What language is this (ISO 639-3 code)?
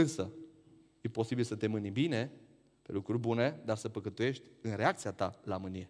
ron